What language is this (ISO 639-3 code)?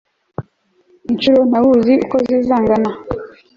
kin